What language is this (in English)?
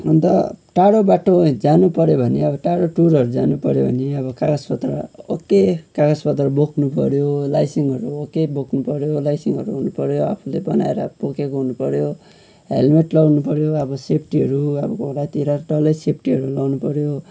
Nepali